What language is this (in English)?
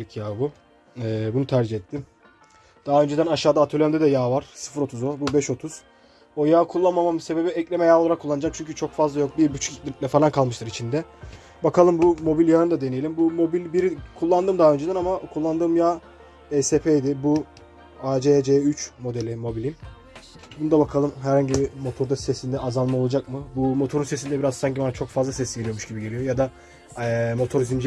Turkish